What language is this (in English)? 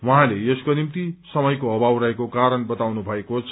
Nepali